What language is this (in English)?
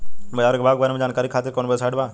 Bhojpuri